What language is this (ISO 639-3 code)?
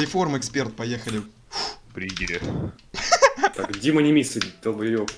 rus